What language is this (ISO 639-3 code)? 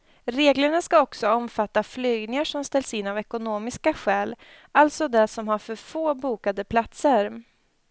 swe